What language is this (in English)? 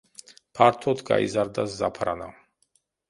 Georgian